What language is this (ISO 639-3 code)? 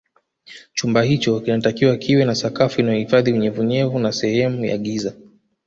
swa